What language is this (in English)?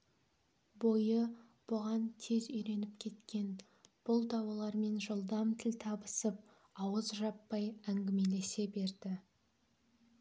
Kazakh